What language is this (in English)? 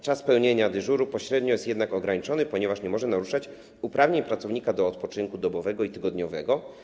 Polish